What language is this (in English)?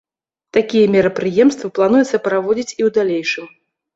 Belarusian